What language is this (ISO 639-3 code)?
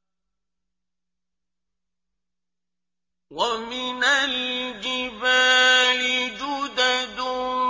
ara